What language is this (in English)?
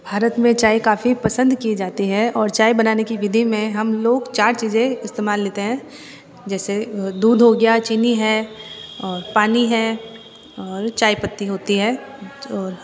Hindi